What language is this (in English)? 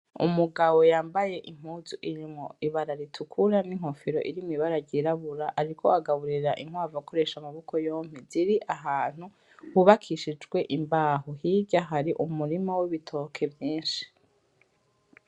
Rundi